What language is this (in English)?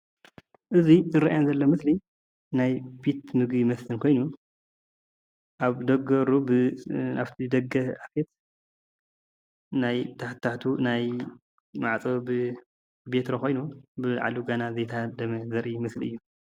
Tigrinya